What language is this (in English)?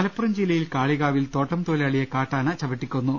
Malayalam